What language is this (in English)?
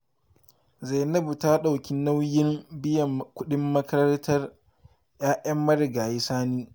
Hausa